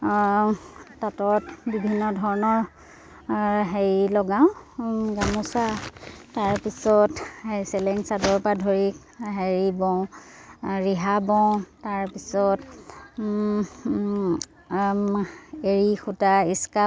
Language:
Assamese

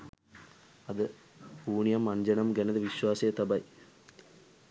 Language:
Sinhala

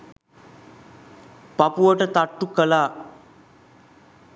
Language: Sinhala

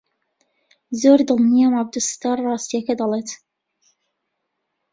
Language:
Central Kurdish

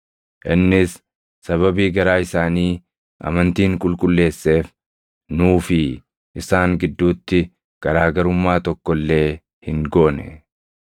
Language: Oromo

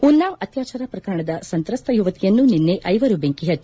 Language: Kannada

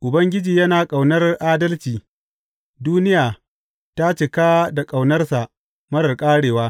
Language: Hausa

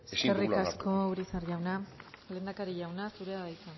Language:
Basque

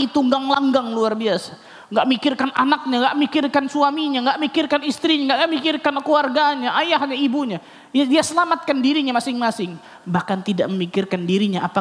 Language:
Indonesian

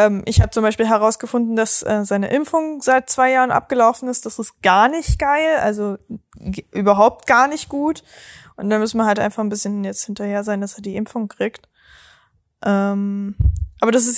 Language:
German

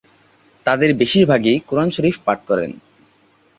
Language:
Bangla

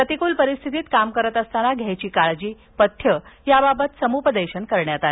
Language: Marathi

